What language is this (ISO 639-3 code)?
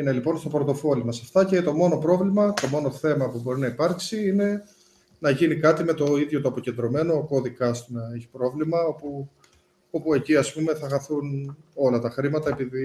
ell